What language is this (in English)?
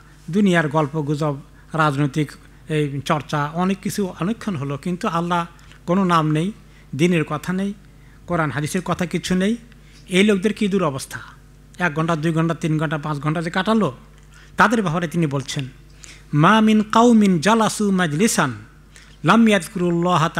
Arabic